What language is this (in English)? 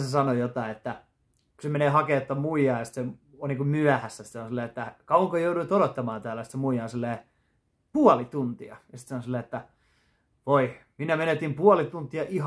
Finnish